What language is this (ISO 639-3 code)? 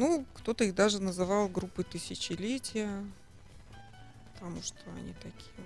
rus